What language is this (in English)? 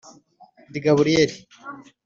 Kinyarwanda